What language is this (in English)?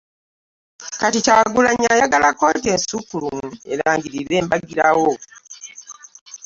Ganda